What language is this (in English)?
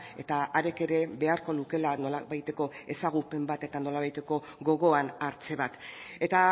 Basque